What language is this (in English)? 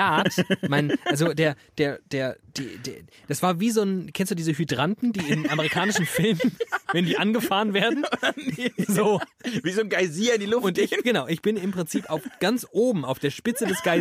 German